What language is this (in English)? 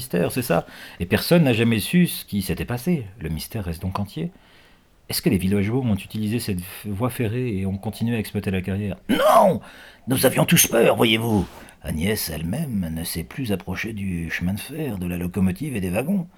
French